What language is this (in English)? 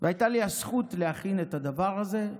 Hebrew